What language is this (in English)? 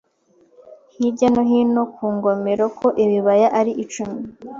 Kinyarwanda